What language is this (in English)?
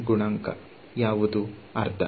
Kannada